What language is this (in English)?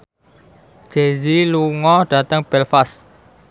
Javanese